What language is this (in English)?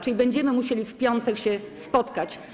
Polish